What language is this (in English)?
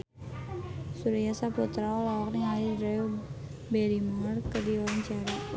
Sundanese